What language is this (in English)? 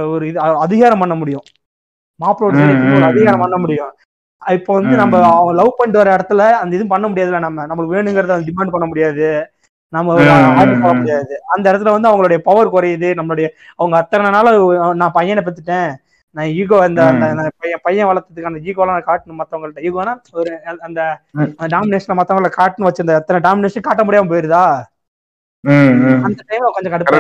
Tamil